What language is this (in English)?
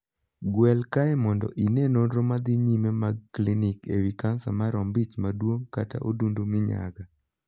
Luo (Kenya and Tanzania)